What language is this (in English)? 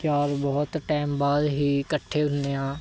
Punjabi